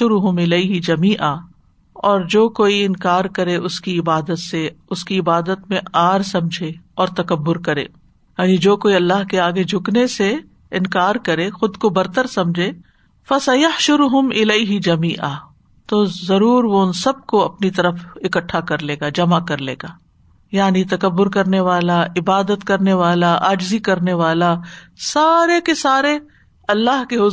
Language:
Urdu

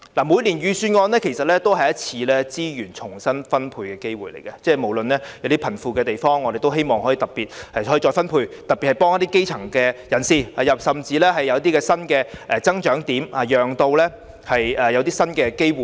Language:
Cantonese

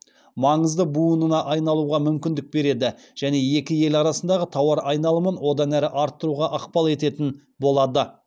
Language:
Kazakh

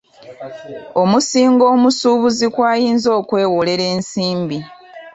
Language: Ganda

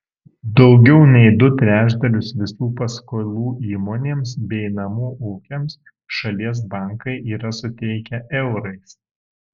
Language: Lithuanian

